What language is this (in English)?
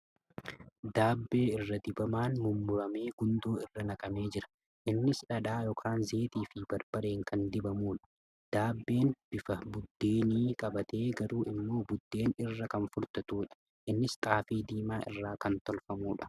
Oromo